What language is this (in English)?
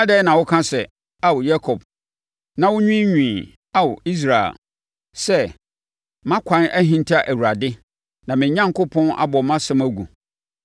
Akan